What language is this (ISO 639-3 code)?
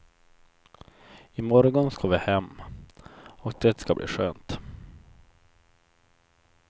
swe